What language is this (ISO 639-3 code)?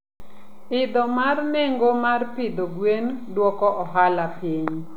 luo